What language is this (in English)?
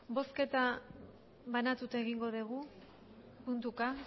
Basque